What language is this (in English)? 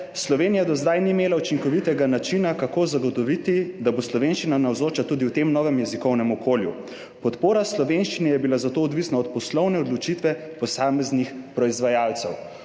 Slovenian